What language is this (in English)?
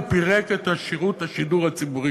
Hebrew